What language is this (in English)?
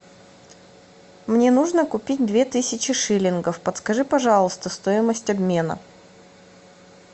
Russian